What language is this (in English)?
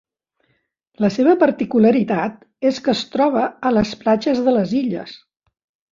Catalan